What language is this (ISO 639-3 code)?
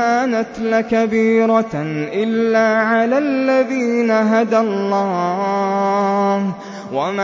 ara